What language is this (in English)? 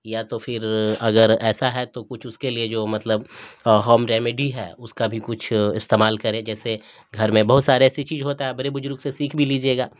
Urdu